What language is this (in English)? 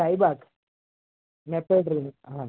Gujarati